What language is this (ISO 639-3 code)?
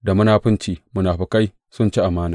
hau